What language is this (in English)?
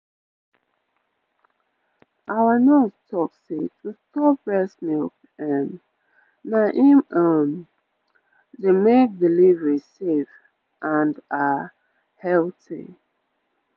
Nigerian Pidgin